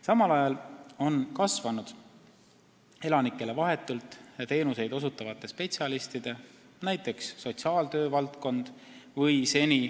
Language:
Estonian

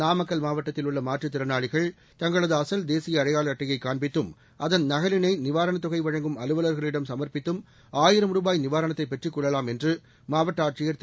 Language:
Tamil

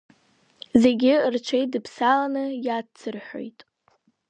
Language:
Abkhazian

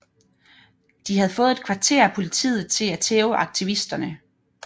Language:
Danish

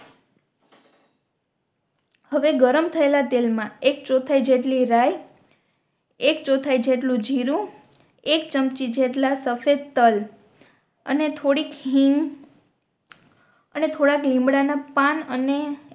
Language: Gujarati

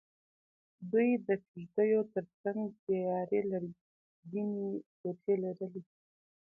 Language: Pashto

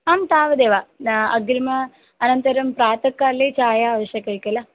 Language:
Sanskrit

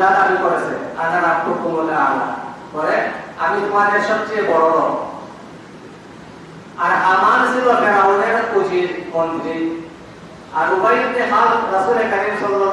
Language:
Bangla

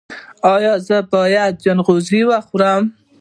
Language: Pashto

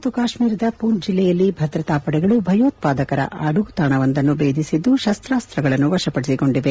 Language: Kannada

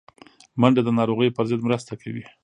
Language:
Pashto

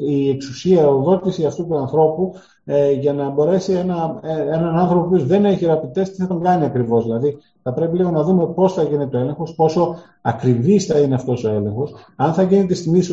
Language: Greek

